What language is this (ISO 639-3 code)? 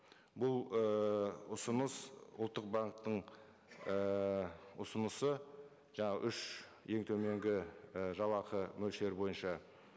kaz